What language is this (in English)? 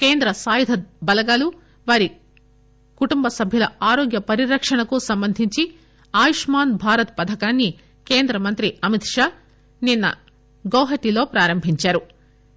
Telugu